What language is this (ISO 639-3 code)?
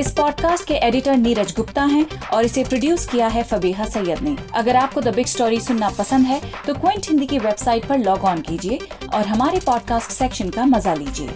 hin